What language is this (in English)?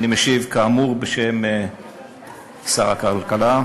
Hebrew